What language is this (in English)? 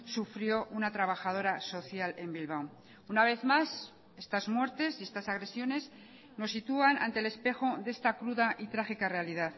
Spanish